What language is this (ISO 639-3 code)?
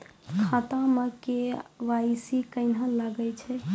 mai